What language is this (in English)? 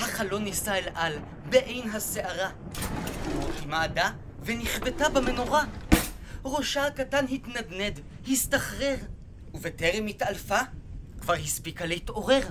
Hebrew